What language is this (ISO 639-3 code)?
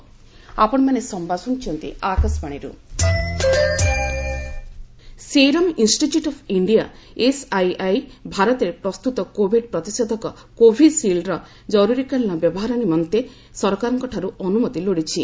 ori